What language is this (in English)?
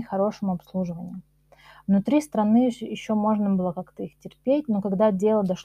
Russian